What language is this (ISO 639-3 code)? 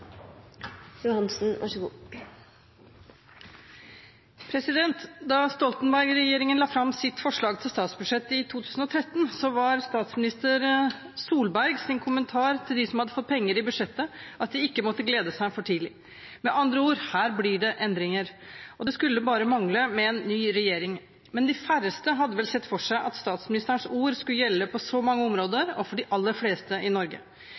nob